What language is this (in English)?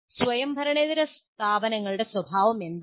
Malayalam